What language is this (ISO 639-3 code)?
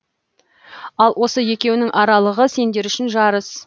kaz